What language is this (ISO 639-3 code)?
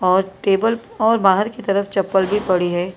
hin